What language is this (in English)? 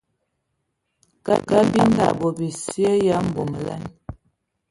Ewondo